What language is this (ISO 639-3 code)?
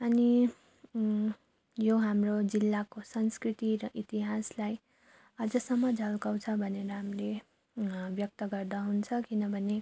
nep